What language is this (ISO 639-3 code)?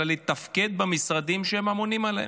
heb